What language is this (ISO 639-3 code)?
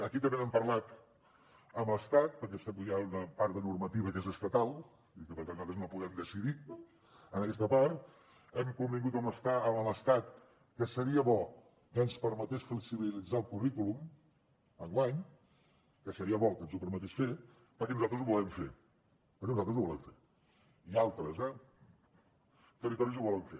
cat